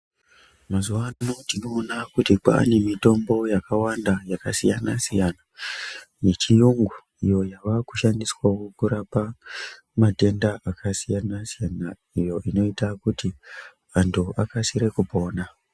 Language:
Ndau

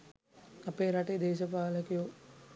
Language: Sinhala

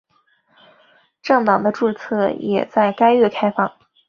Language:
Chinese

